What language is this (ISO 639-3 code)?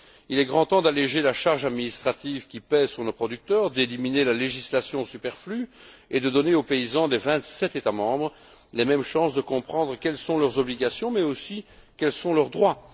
fra